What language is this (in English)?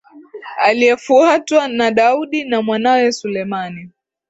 Swahili